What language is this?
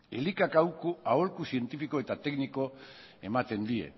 Basque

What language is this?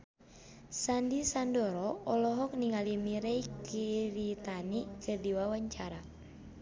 Sundanese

